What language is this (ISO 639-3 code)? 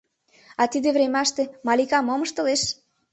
chm